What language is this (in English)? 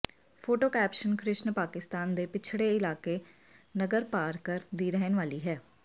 Punjabi